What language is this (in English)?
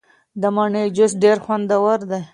Pashto